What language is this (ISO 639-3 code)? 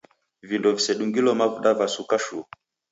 dav